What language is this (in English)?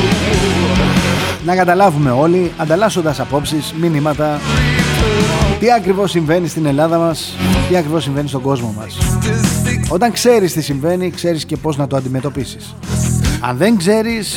Greek